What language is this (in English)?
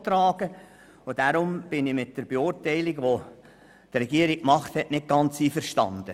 Swiss German